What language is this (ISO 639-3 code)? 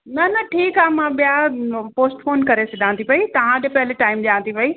snd